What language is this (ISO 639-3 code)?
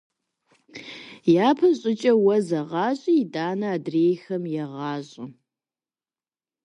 kbd